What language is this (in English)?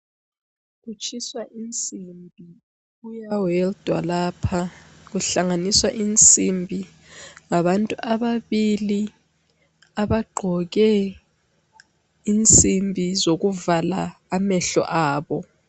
North Ndebele